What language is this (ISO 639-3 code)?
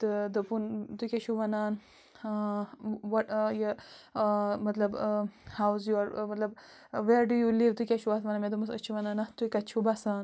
kas